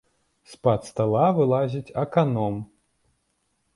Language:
Belarusian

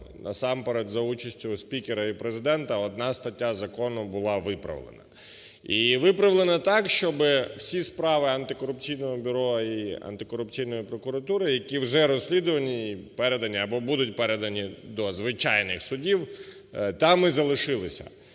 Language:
Ukrainian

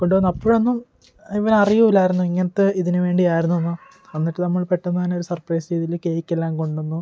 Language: Malayalam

